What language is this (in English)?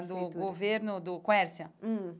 Portuguese